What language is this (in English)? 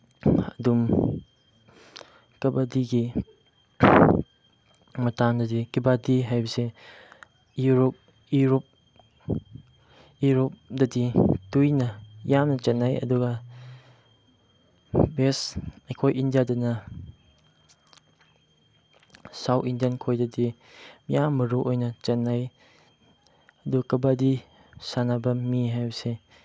Manipuri